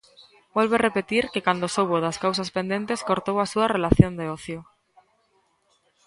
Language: Galician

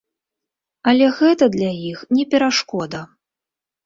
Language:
Belarusian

